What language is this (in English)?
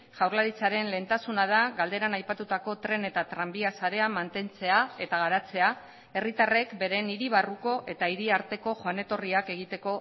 Basque